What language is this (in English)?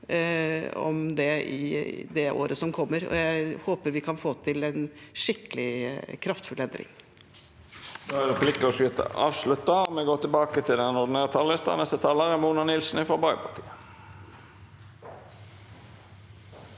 Norwegian